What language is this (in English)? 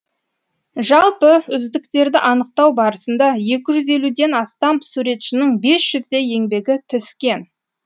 Kazakh